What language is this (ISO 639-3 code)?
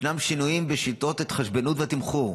heb